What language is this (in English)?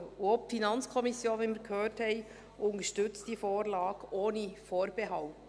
Swiss German